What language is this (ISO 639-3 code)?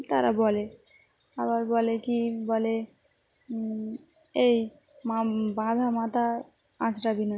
ben